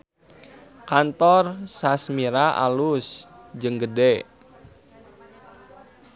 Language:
Sundanese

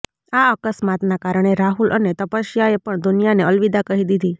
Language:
Gujarati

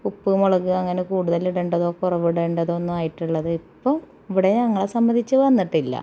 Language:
Malayalam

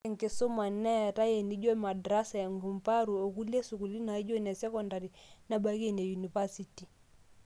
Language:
Masai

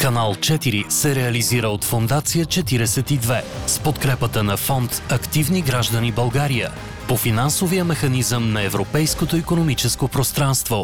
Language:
Bulgarian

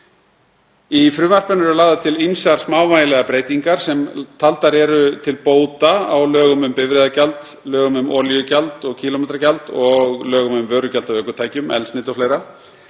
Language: Icelandic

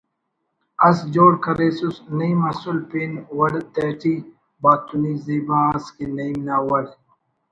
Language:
Brahui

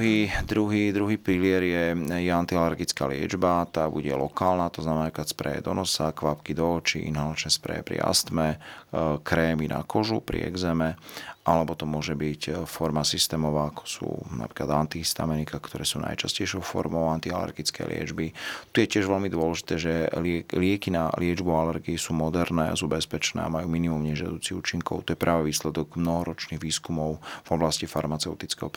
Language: Slovak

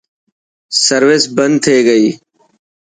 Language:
Dhatki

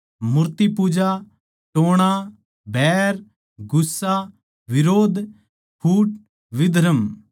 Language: Haryanvi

